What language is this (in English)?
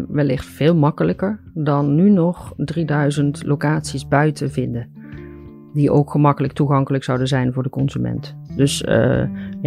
Dutch